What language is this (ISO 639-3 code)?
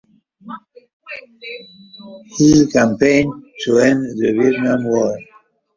eng